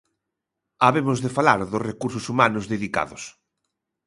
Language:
Galician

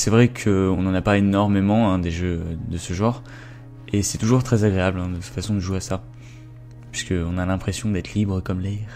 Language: French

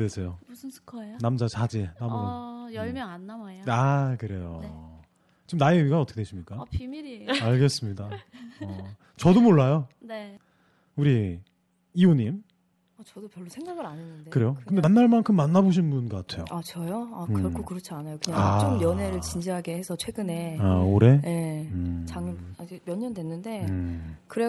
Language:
Korean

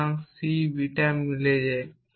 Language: Bangla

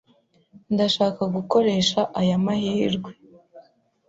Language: Kinyarwanda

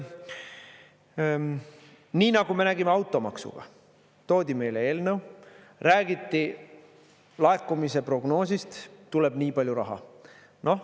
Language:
Estonian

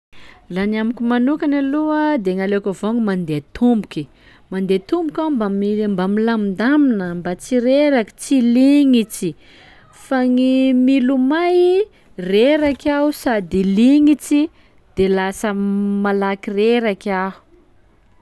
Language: Sakalava Malagasy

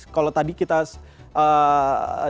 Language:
Indonesian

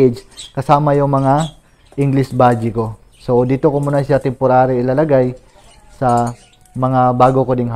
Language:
Filipino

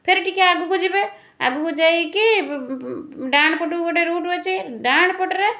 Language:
Odia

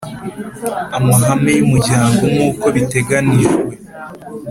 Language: Kinyarwanda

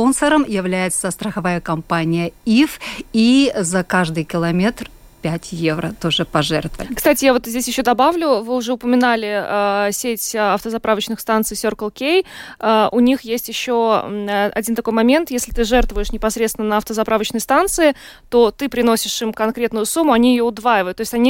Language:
Russian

